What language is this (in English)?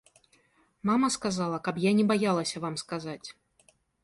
Belarusian